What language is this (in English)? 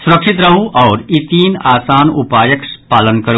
Maithili